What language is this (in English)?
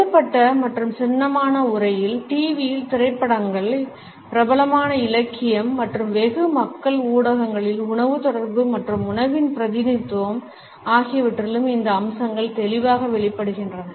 Tamil